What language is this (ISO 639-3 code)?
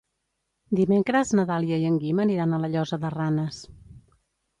cat